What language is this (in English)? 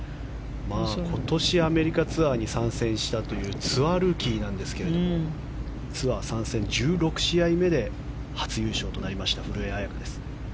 Japanese